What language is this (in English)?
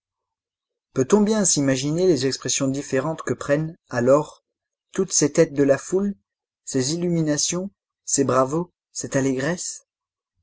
French